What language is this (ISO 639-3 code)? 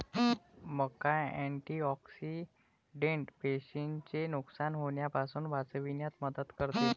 mar